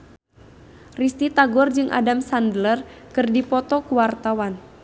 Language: Sundanese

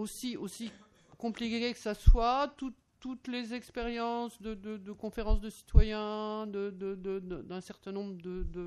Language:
French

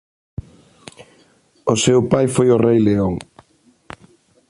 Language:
Galician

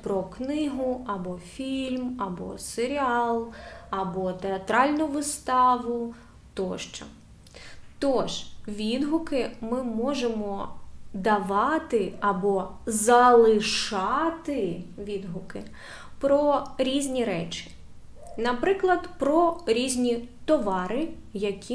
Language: Ukrainian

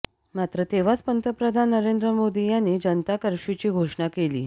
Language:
Marathi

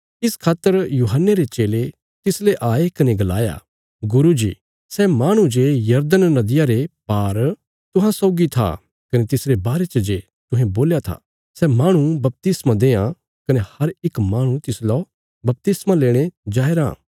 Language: Bilaspuri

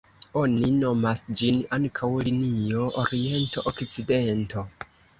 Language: Esperanto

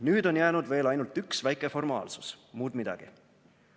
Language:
Estonian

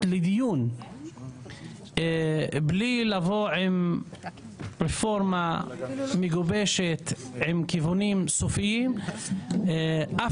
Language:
Hebrew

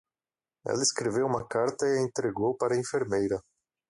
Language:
Portuguese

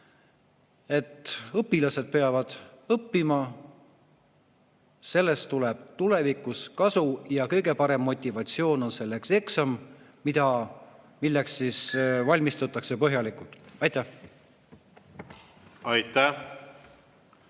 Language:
Estonian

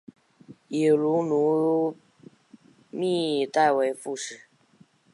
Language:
Chinese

